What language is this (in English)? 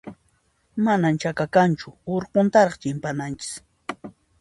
Puno Quechua